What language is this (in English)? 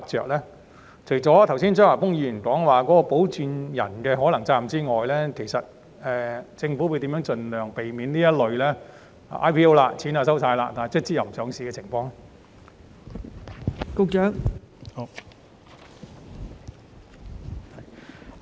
Cantonese